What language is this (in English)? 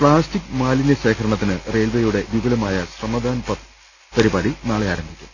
Malayalam